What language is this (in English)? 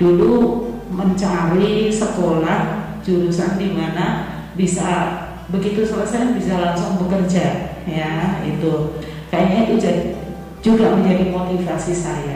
Indonesian